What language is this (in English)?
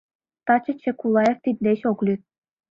Mari